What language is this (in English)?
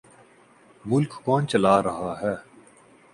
Urdu